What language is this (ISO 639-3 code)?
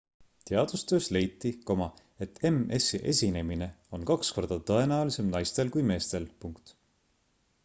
est